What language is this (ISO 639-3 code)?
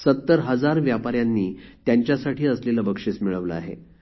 mar